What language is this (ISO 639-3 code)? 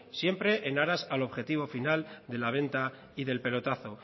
spa